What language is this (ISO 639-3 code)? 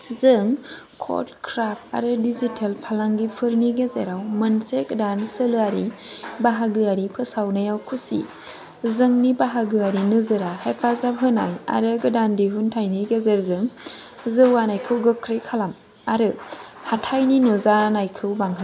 brx